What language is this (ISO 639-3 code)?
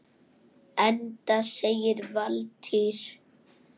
isl